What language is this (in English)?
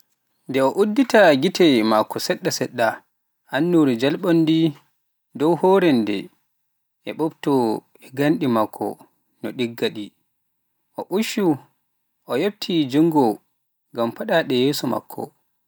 Pular